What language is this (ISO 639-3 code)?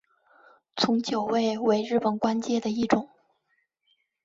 zho